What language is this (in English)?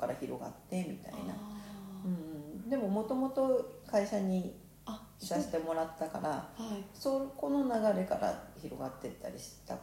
Japanese